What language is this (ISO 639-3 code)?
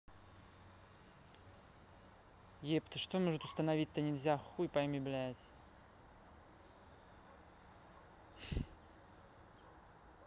rus